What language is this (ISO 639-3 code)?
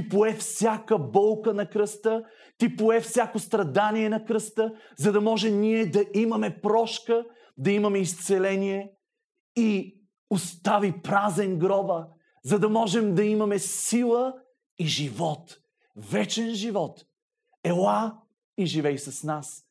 bul